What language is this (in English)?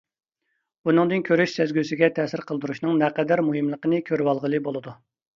Uyghur